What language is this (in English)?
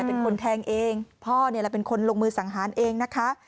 Thai